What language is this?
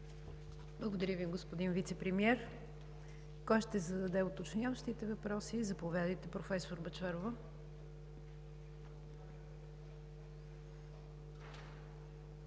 Bulgarian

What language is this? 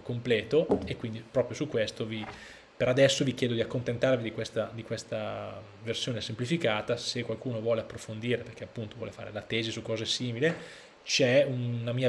Italian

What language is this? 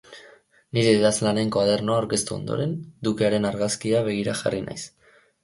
Basque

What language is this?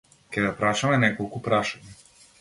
Macedonian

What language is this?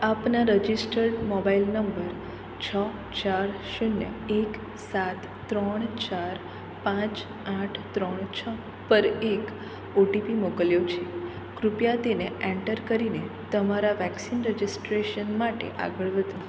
Gujarati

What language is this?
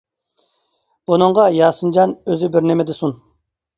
Uyghur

